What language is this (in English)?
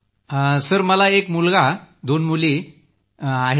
Marathi